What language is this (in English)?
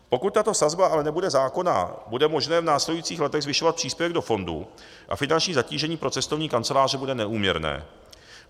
Czech